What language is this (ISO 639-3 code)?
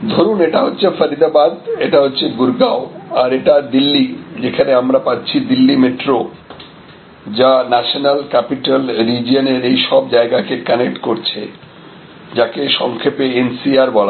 ben